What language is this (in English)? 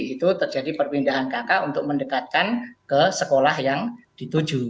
Indonesian